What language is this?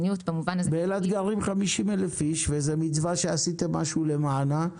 Hebrew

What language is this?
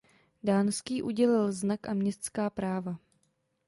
Czech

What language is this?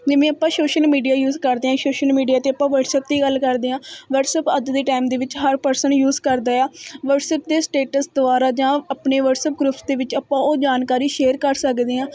Punjabi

